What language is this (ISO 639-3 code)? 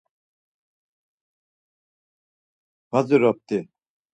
lzz